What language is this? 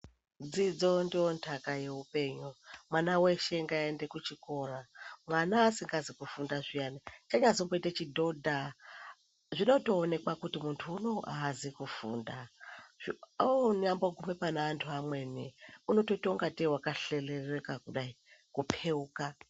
Ndau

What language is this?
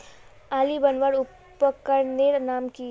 Magahi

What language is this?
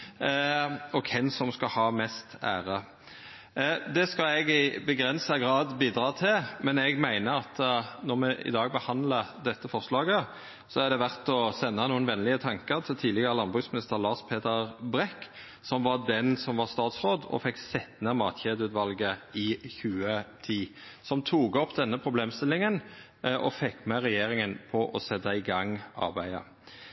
Norwegian Nynorsk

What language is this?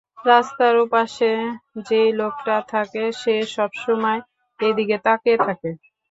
Bangla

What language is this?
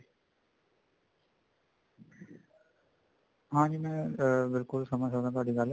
Punjabi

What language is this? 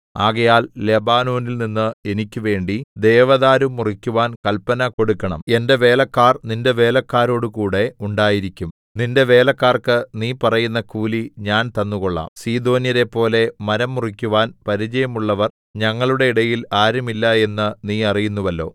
Malayalam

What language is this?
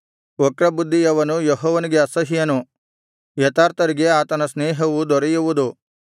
Kannada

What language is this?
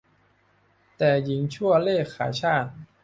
Thai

